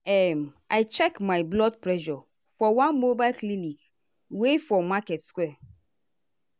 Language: Nigerian Pidgin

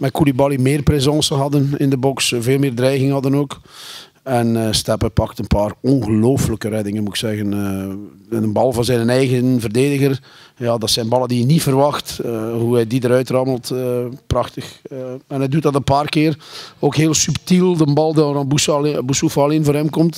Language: Dutch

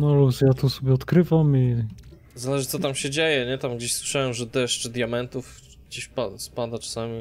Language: Polish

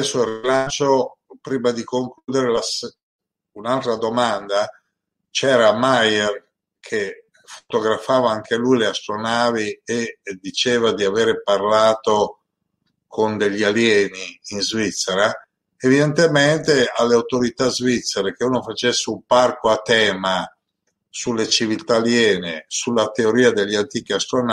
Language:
Italian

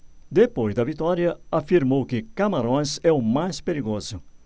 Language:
Portuguese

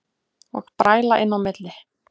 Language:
Icelandic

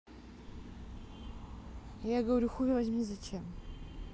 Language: Russian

